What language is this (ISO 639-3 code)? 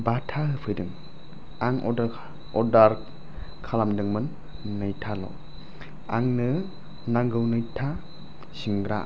brx